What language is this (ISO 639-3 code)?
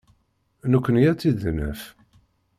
kab